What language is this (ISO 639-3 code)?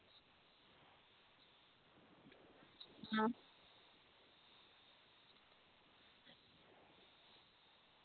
doi